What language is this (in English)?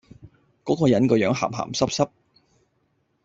Cantonese